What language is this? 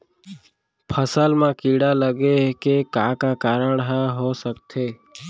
Chhattisgarhi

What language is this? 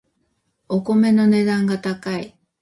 Japanese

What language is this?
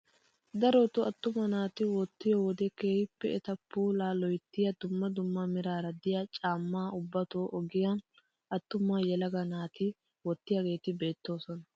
Wolaytta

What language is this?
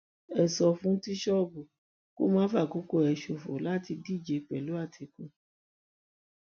Yoruba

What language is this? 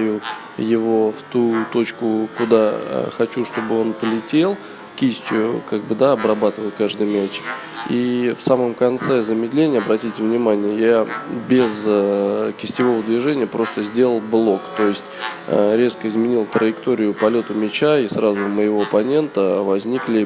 Russian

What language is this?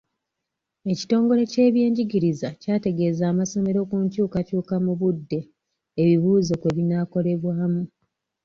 Ganda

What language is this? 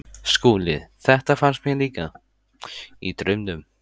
Icelandic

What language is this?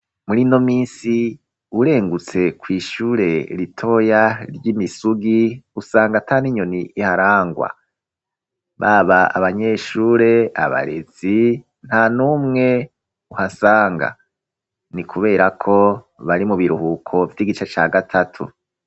Rundi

